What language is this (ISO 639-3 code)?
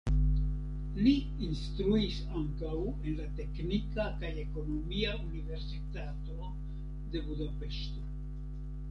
epo